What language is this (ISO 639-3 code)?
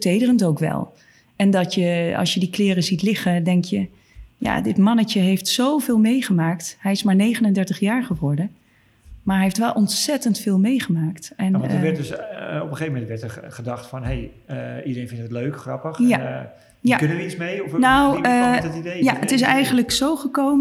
nld